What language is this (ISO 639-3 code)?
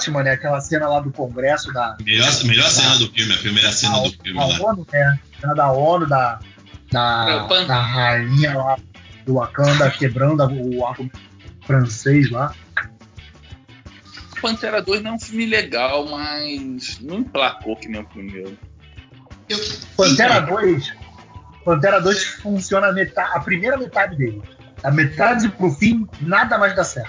por